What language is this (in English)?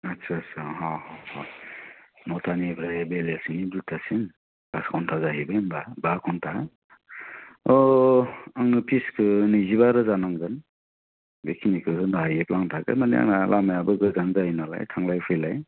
Bodo